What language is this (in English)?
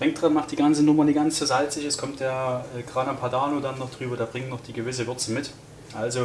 German